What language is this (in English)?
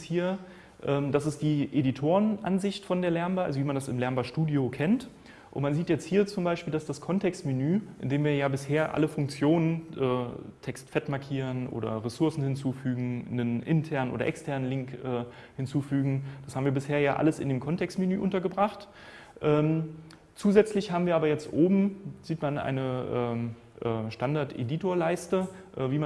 German